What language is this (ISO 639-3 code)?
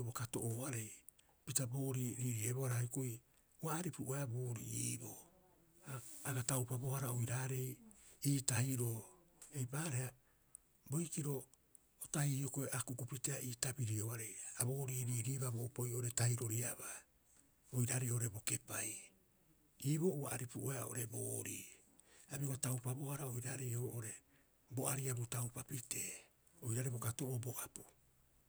kyx